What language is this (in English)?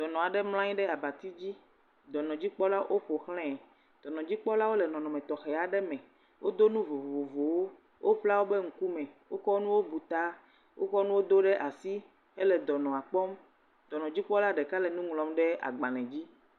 Ewe